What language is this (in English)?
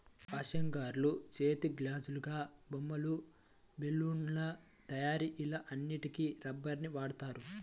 Telugu